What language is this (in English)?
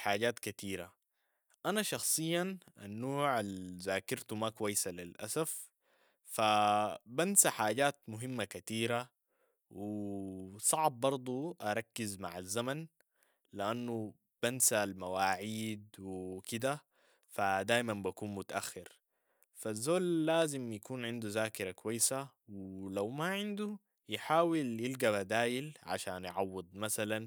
Sudanese Arabic